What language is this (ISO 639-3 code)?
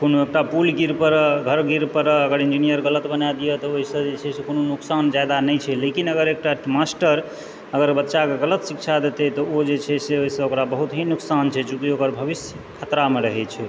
mai